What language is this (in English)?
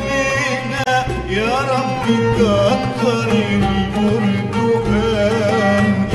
Arabic